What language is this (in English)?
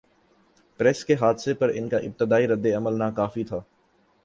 Urdu